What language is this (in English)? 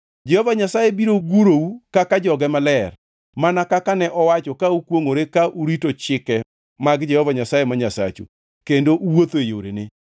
Luo (Kenya and Tanzania)